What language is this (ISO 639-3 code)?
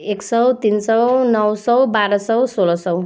nep